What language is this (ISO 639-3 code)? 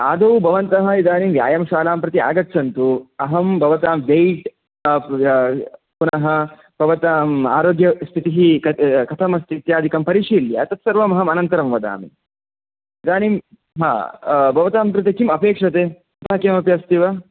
san